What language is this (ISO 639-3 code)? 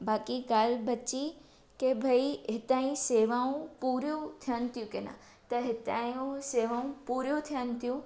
snd